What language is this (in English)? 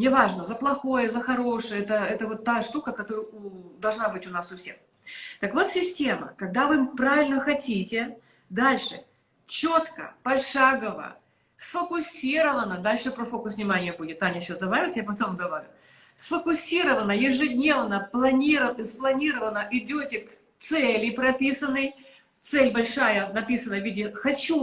Russian